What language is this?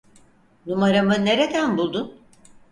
Turkish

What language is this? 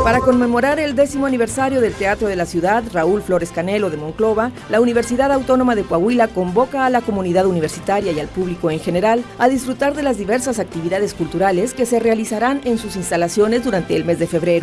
Spanish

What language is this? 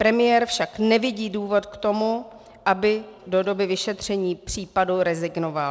Czech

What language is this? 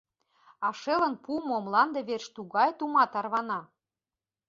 Mari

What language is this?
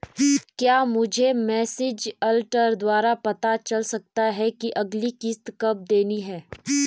Hindi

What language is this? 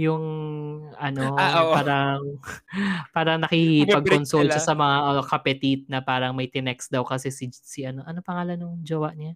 Filipino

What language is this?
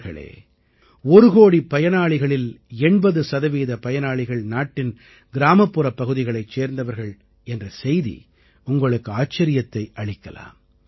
Tamil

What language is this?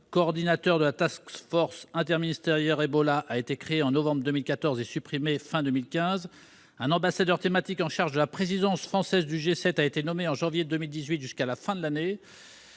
French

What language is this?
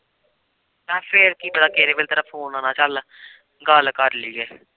Punjabi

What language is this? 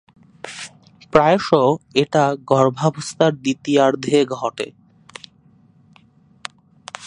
Bangla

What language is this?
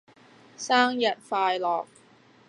Cantonese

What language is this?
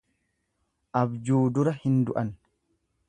Oromo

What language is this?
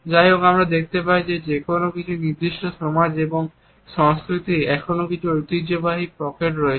Bangla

